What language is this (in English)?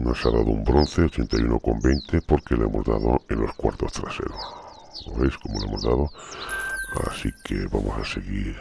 Spanish